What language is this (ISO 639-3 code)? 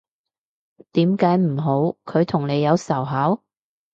yue